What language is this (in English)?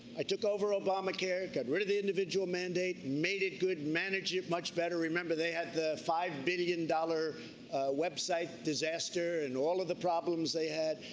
English